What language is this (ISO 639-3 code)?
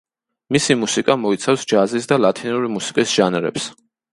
kat